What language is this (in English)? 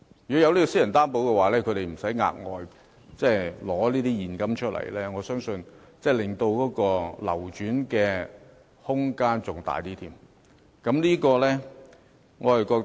Cantonese